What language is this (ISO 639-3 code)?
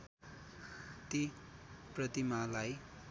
nep